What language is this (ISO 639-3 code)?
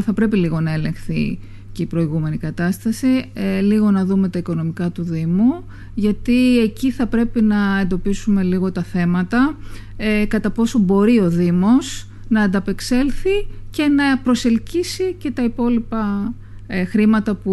ell